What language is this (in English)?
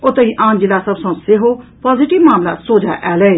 Maithili